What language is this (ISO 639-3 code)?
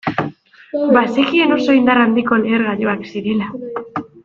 eus